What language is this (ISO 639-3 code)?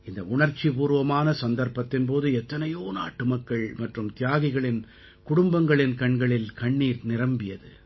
tam